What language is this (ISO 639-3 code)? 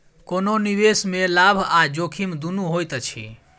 mai